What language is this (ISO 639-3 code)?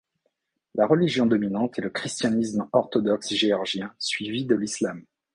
fra